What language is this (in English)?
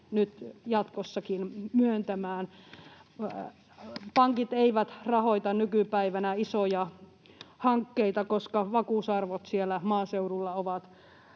Finnish